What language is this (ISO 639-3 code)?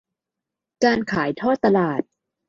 tha